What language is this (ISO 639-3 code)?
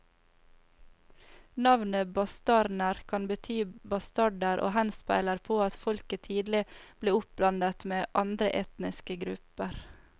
nor